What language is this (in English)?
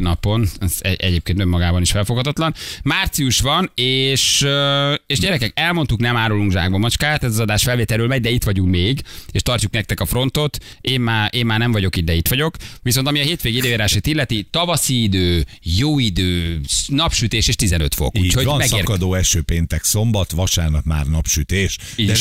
Hungarian